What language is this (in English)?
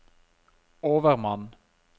Norwegian